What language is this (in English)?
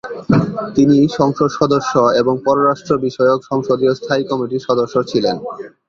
Bangla